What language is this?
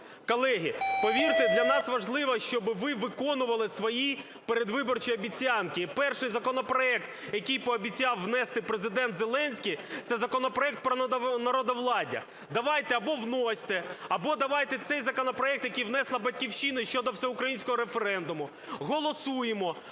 Ukrainian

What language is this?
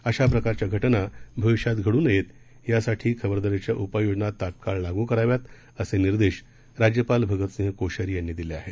Marathi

